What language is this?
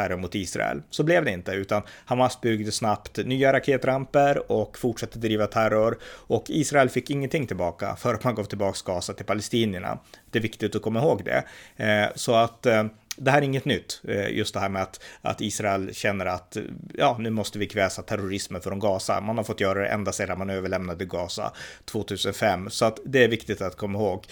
Swedish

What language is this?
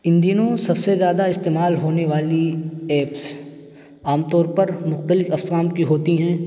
Urdu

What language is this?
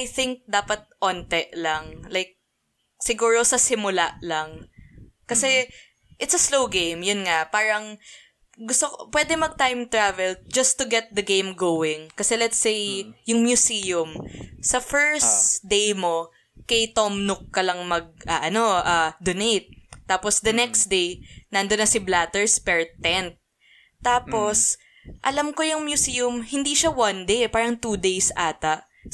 Filipino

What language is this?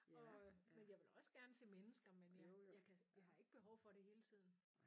Danish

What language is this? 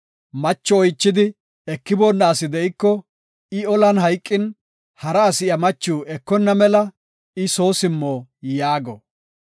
Gofa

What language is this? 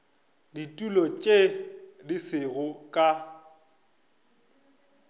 Northern Sotho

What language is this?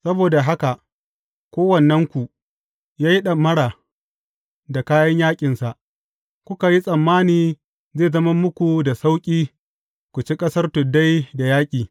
Hausa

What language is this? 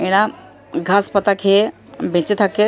Bangla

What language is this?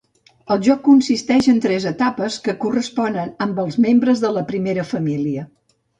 Catalan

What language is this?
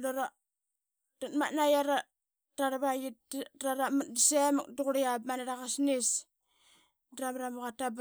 Qaqet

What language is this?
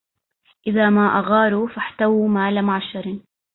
Arabic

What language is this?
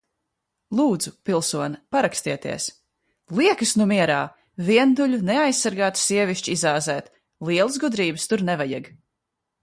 Latvian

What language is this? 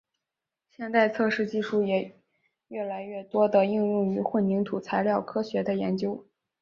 Chinese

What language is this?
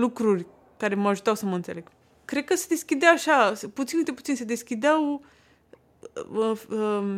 Romanian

